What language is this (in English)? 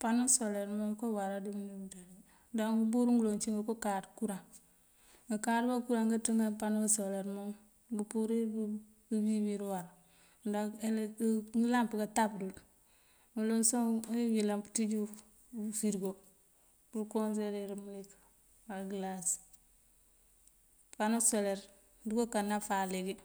Mandjak